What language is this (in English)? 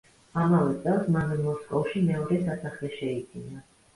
Georgian